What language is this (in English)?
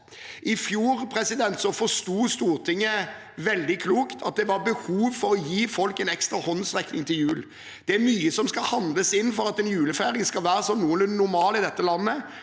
Norwegian